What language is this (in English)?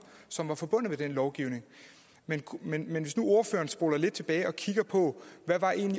Danish